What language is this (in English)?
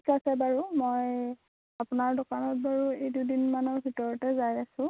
Assamese